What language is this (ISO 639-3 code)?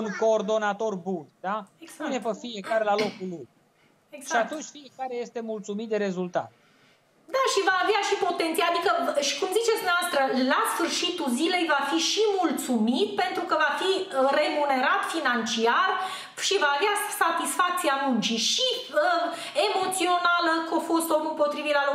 ron